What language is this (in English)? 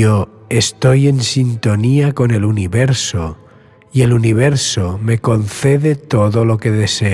Spanish